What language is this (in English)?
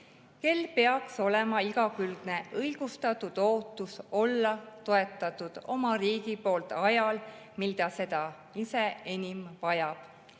Estonian